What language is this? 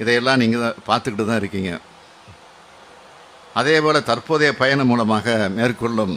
Tamil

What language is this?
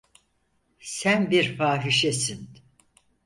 Turkish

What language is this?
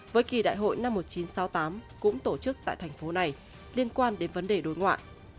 Vietnamese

